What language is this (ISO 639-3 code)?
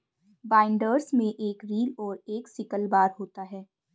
hin